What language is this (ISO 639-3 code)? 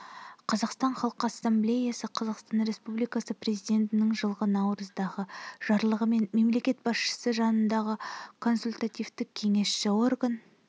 kaz